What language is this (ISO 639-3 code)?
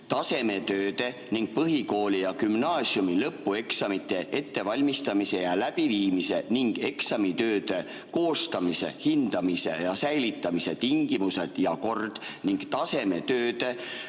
est